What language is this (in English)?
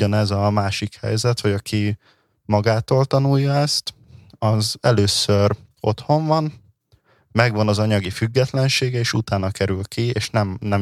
Hungarian